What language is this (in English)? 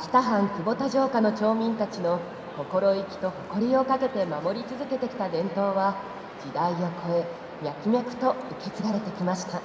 Japanese